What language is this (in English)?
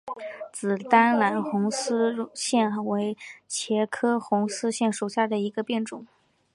Chinese